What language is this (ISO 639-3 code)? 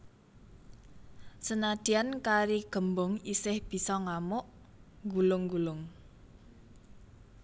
jav